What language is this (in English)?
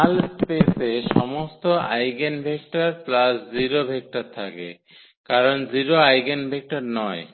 Bangla